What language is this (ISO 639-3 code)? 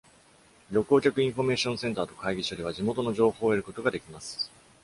jpn